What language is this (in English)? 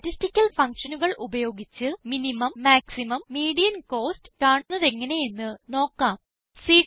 Malayalam